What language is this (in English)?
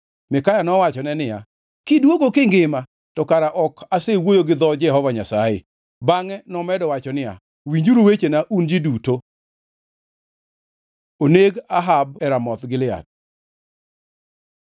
Luo (Kenya and Tanzania)